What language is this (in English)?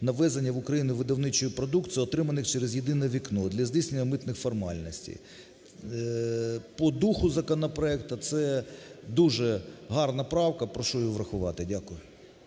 Ukrainian